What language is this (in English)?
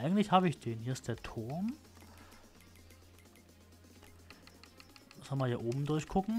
German